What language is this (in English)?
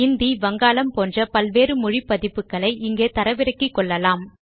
Tamil